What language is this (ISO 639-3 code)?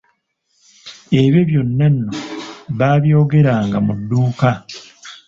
lug